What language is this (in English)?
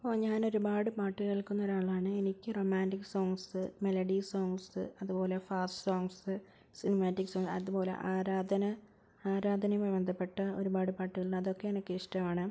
Malayalam